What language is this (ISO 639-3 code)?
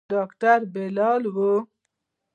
pus